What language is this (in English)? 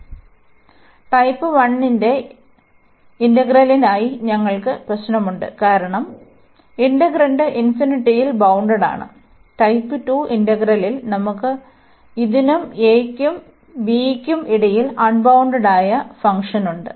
Malayalam